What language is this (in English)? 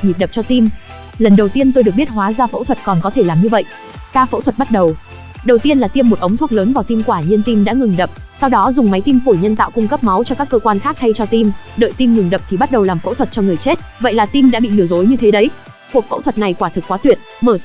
Vietnamese